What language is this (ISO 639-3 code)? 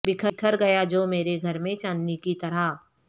urd